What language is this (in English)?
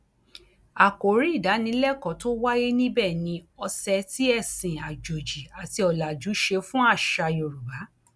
Yoruba